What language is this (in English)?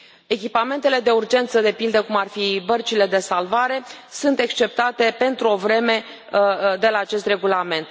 Romanian